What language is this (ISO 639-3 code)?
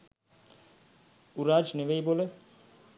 sin